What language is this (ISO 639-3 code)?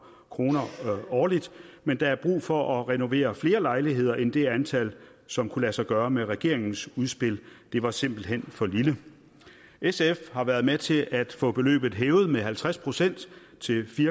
dan